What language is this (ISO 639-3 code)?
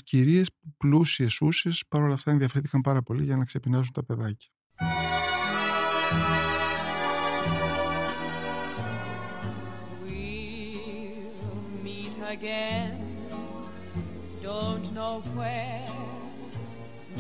ell